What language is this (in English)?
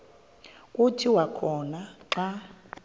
Xhosa